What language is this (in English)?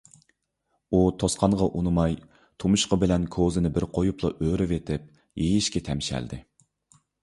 Uyghur